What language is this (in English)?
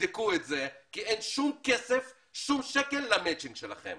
Hebrew